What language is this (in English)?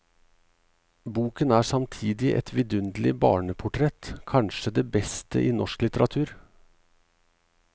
Norwegian